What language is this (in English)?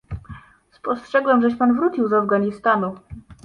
Polish